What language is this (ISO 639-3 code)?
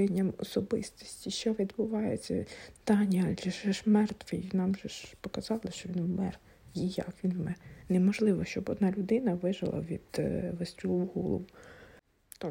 ukr